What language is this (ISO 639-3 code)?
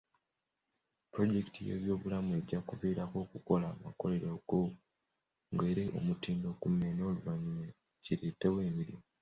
lug